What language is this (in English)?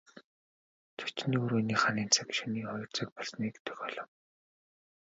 Mongolian